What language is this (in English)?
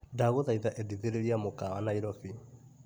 Kikuyu